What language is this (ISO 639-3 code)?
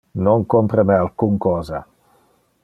ina